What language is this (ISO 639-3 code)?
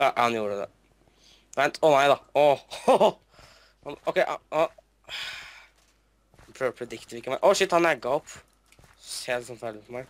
nor